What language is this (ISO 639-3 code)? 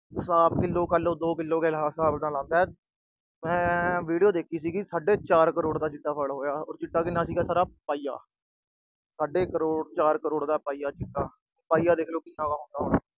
pan